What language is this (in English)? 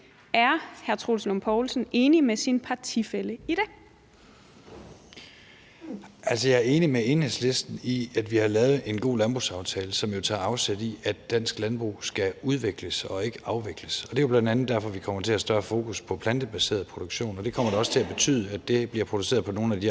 Danish